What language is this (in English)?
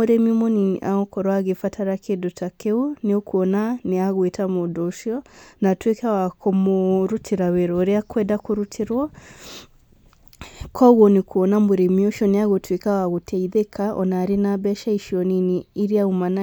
Kikuyu